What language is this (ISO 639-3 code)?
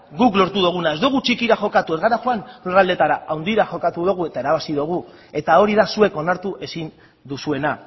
eus